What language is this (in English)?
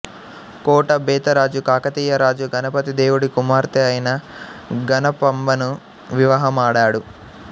Telugu